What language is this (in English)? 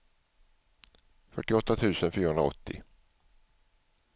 Swedish